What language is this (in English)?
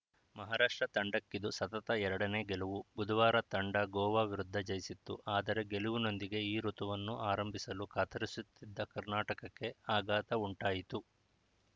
Kannada